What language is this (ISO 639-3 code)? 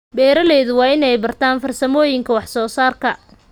som